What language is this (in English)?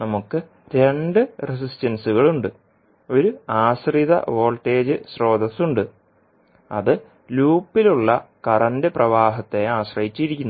Malayalam